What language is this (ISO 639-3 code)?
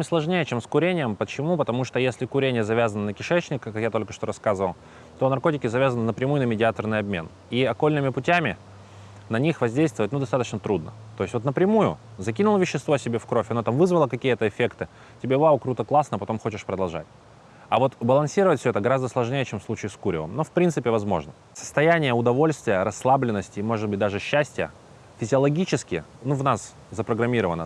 rus